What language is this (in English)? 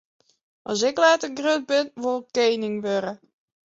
Western Frisian